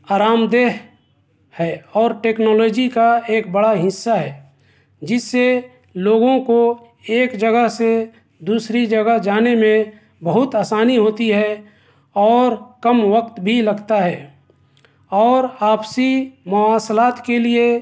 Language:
Urdu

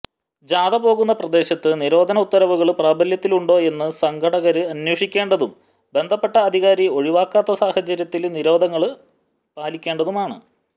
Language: Malayalam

